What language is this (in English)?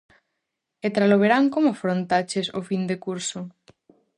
Galician